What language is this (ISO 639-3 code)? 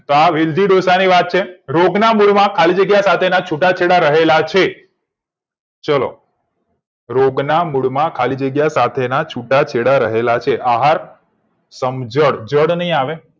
guj